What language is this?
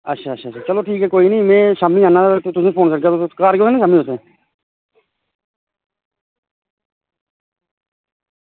Dogri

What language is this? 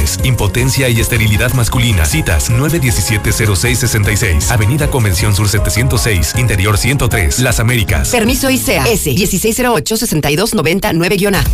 Spanish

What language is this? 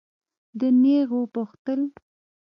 Pashto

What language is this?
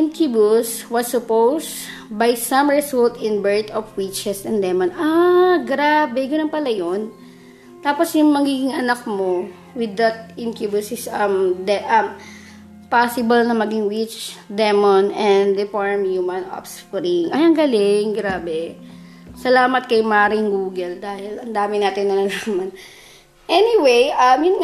Filipino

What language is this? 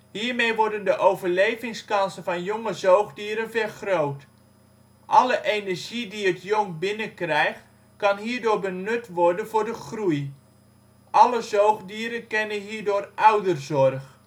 Dutch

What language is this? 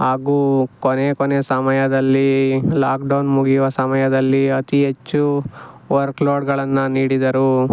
Kannada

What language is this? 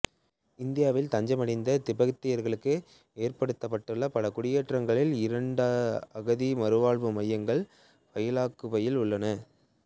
Tamil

